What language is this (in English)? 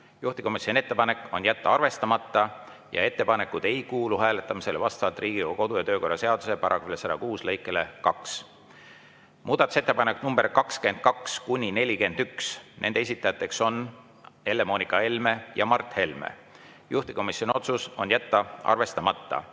Estonian